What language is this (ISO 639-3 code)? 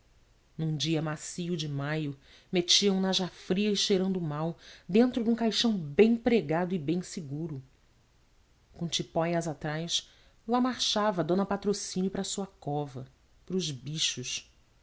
por